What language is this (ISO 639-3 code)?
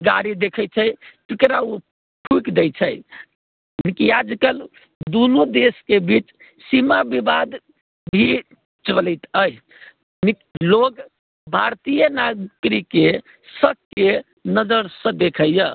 mai